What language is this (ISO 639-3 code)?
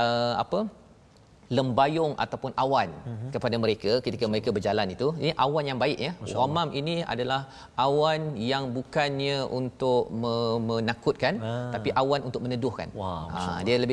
msa